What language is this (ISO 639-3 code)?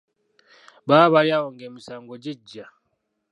lug